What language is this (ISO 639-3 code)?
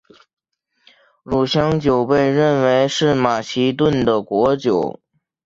zho